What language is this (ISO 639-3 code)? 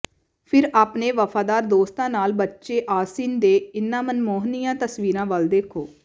pan